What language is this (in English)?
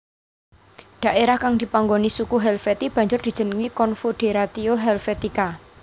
Javanese